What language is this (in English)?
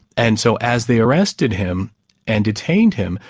English